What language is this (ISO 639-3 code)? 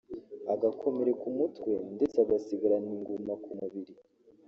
kin